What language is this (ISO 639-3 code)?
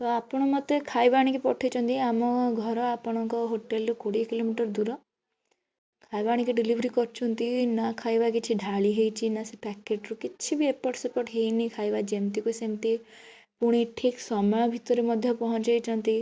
ori